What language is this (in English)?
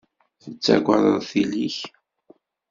Kabyle